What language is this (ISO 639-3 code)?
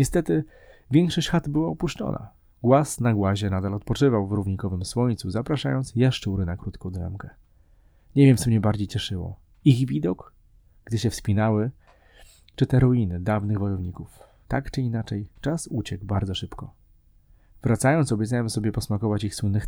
pol